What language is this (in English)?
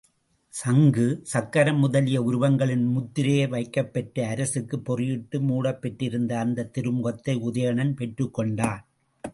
Tamil